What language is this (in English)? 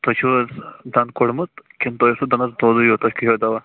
Kashmiri